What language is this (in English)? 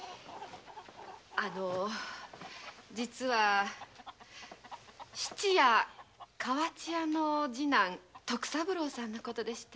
Japanese